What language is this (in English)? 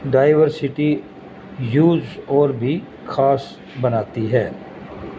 Urdu